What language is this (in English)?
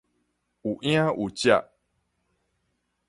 Min Nan Chinese